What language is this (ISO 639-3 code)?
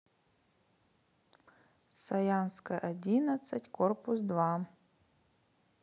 rus